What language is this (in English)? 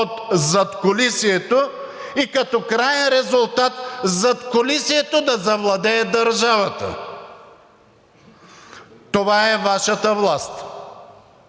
Bulgarian